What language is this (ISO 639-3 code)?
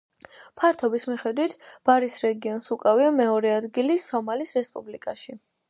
kat